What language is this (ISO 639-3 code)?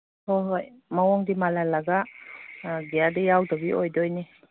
mni